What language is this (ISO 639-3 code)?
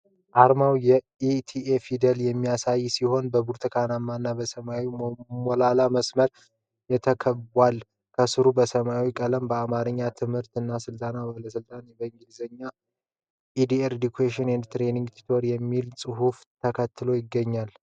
amh